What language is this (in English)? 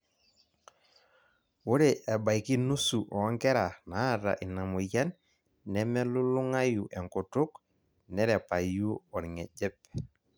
Masai